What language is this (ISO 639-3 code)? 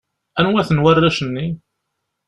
kab